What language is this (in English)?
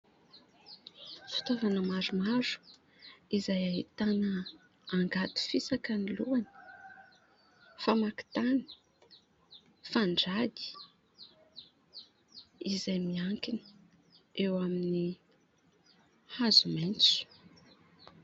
Malagasy